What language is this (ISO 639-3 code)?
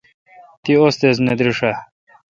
xka